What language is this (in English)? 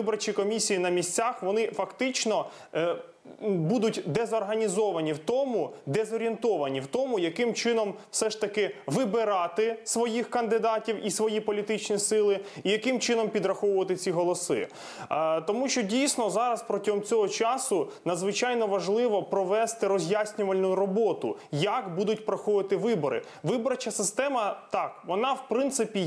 Ukrainian